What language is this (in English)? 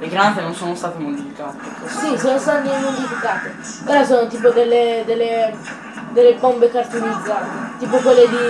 Italian